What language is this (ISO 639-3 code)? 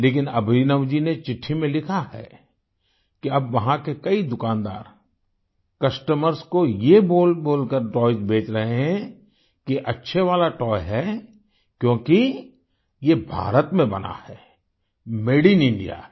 hin